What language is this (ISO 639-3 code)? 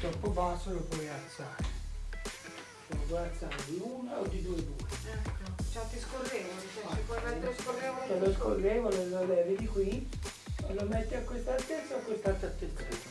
ita